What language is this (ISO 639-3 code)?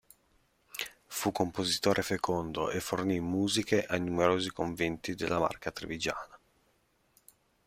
ita